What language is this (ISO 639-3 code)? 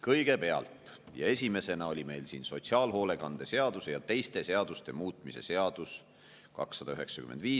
est